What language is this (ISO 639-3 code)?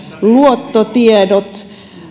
fin